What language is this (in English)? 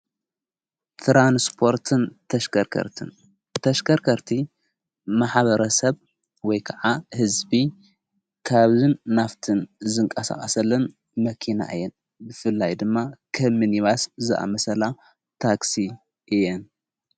Tigrinya